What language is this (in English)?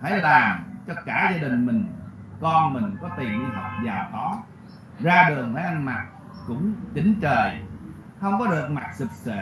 Vietnamese